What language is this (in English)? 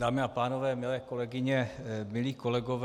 Czech